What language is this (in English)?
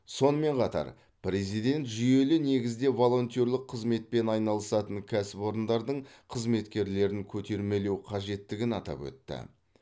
Kazakh